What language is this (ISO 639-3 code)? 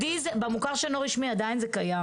heb